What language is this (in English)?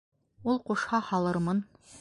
Bashkir